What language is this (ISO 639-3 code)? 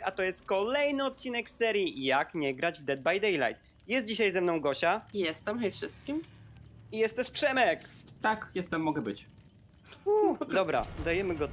pol